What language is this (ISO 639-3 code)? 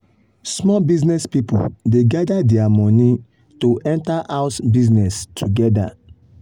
pcm